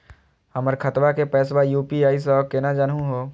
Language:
Magahi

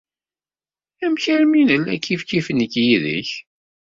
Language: Kabyle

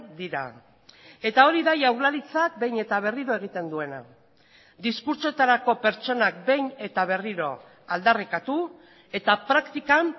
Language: Basque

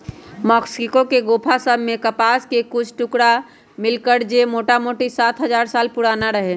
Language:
Magahi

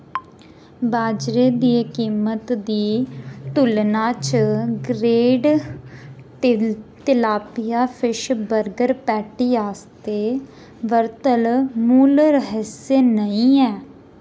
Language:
Dogri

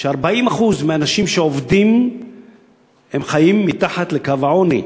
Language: Hebrew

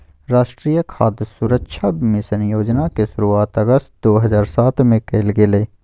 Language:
Magahi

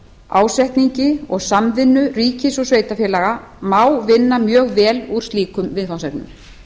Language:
Icelandic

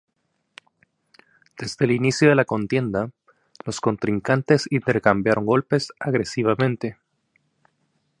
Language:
Spanish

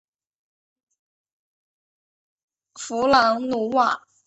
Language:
Chinese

